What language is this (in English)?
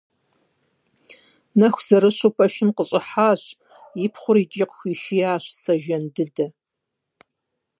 Kabardian